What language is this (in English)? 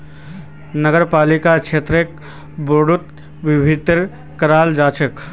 Magahi